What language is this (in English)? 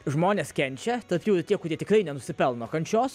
Lithuanian